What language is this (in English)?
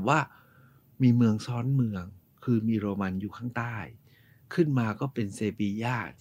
Thai